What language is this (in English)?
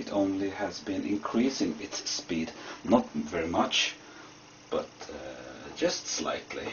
English